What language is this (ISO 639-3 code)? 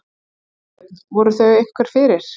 isl